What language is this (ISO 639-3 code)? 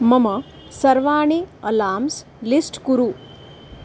san